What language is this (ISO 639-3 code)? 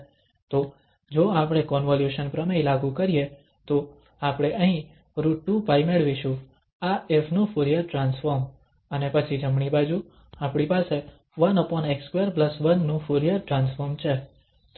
guj